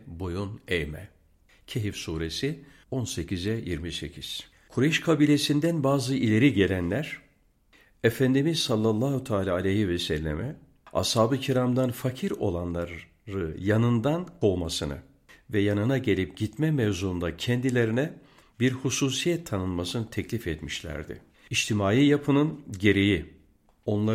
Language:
Turkish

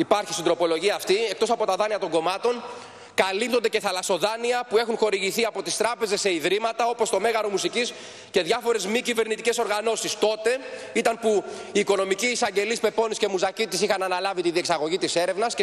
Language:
Greek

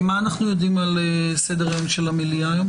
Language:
Hebrew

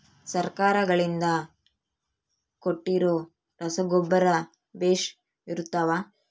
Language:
Kannada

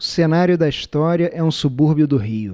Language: Portuguese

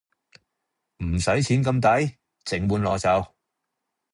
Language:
Cantonese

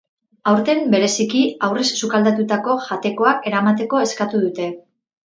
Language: Basque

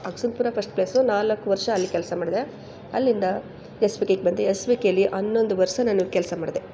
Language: Kannada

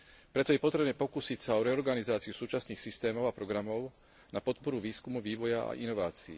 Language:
Slovak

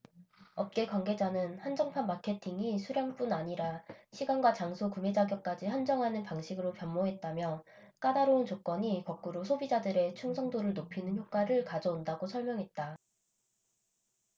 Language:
Korean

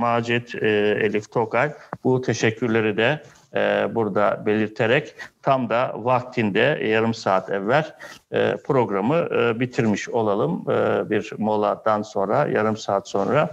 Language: Turkish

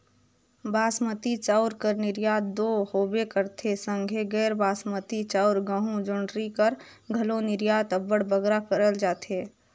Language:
Chhattisgarhi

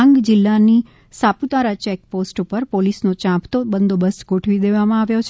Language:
Gujarati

